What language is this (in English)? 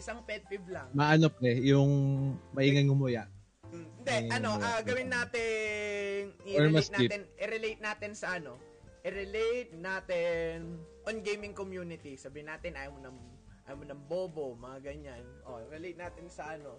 Filipino